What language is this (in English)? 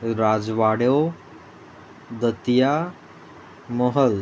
Konkani